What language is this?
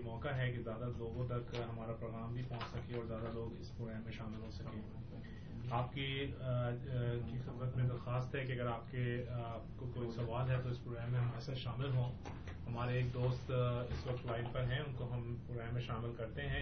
Urdu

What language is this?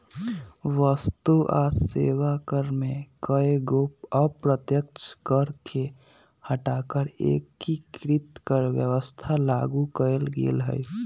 Magahi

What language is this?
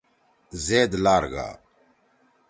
Torwali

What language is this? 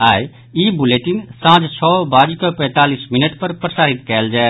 Maithili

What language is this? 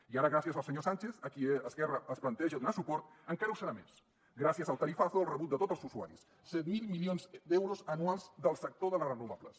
Catalan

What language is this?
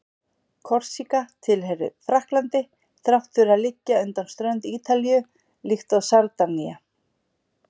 Icelandic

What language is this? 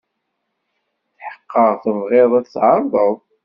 Kabyle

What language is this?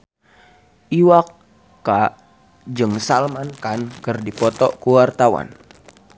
Sundanese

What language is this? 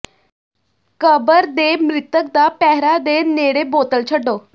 Punjabi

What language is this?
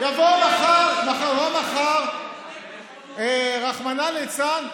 Hebrew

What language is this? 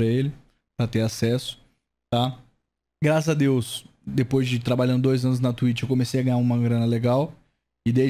Portuguese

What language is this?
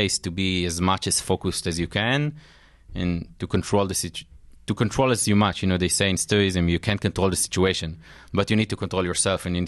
English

